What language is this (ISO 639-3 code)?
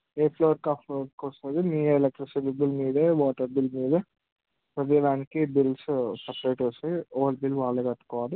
tel